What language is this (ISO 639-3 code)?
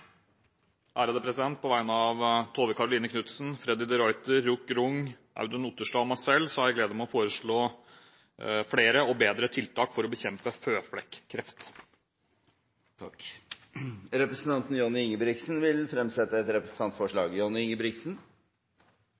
nob